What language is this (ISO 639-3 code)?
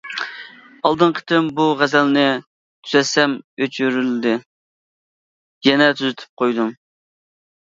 uig